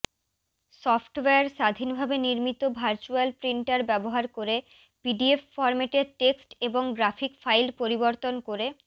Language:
Bangla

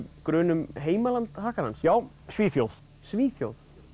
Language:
Icelandic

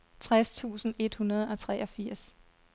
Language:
Danish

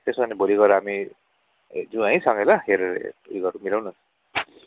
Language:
Nepali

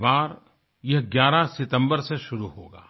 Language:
Hindi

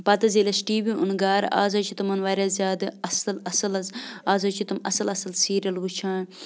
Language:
Kashmiri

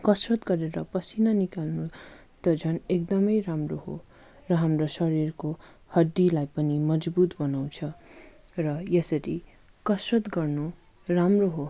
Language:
Nepali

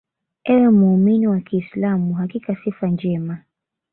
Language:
Swahili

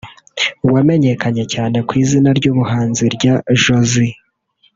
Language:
Kinyarwanda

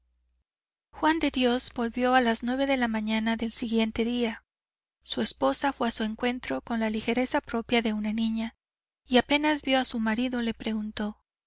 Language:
Spanish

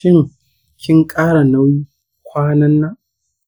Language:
Hausa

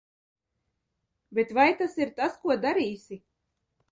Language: Latvian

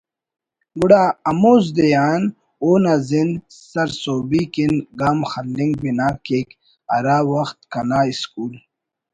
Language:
Brahui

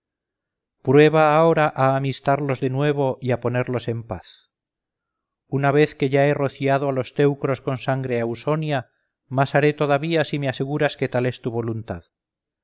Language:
Spanish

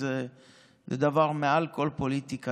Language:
Hebrew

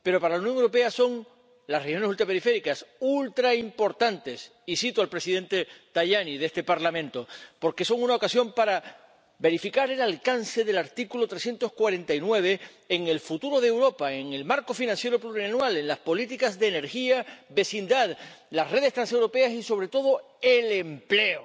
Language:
Spanish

